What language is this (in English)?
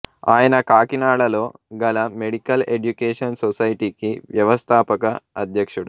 Telugu